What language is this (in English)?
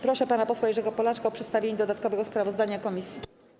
Polish